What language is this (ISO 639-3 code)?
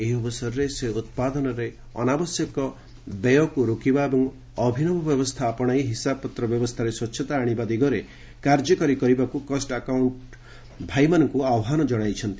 ori